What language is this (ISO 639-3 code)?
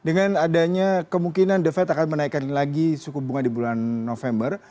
ind